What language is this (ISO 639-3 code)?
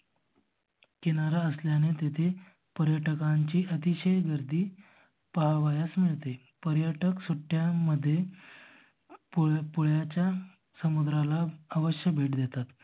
mar